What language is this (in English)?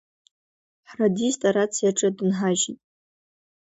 Abkhazian